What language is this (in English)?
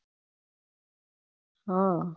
Gujarati